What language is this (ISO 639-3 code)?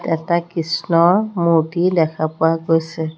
asm